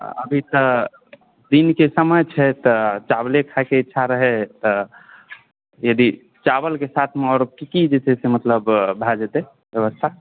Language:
Maithili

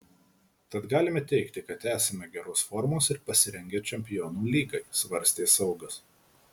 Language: Lithuanian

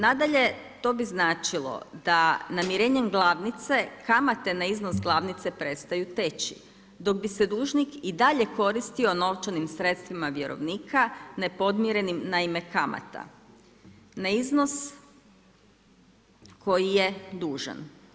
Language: Croatian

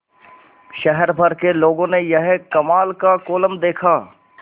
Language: Hindi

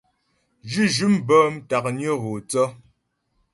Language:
Ghomala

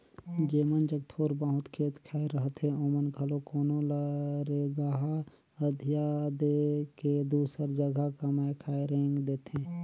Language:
Chhattisgarhi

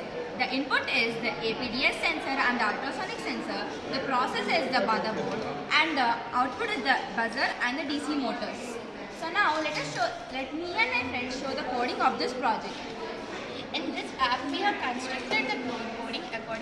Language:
English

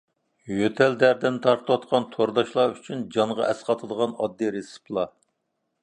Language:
Uyghur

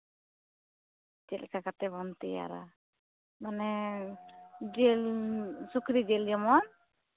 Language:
Santali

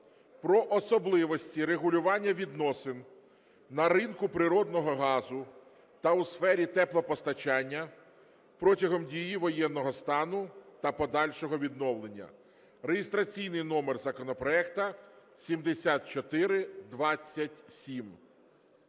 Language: Ukrainian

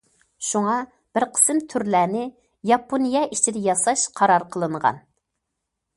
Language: Uyghur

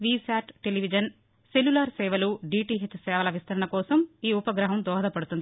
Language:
Telugu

